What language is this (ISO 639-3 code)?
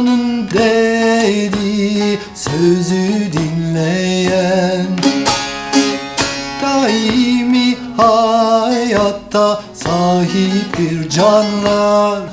tur